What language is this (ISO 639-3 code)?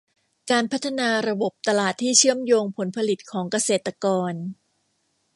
tha